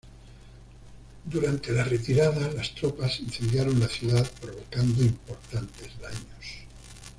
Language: Spanish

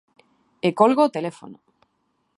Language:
Galician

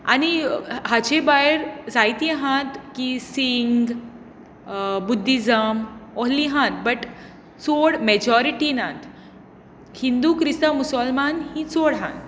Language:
Konkani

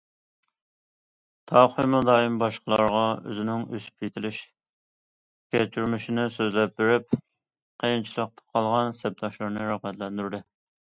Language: Uyghur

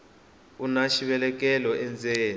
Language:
Tsonga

